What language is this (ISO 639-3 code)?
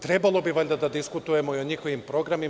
srp